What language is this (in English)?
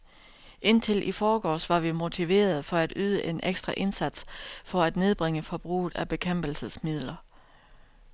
Danish